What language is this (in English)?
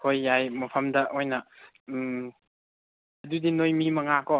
Manipuri